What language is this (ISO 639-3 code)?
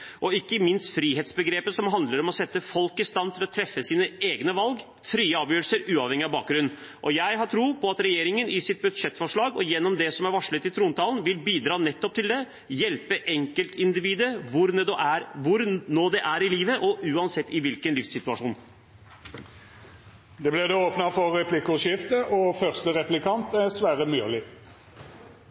nor